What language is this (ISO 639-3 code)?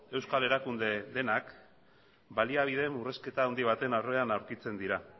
eus